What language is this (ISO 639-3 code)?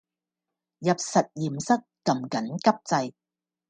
yue